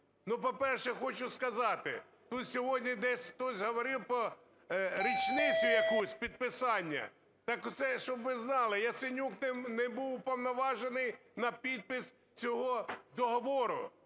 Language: Ukrainian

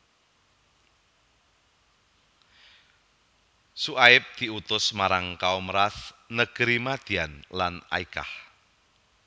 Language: Javanese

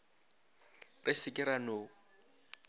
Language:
Northern Sotho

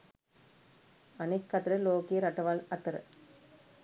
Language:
Sinhala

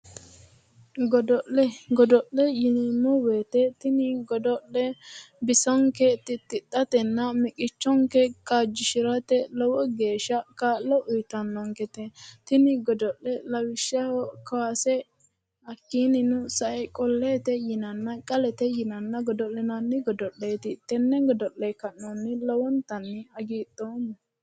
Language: Sidamo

